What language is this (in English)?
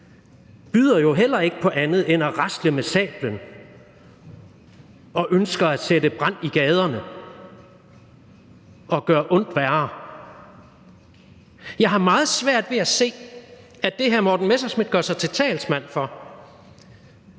Danish